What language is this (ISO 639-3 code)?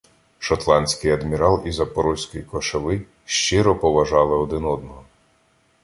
ukr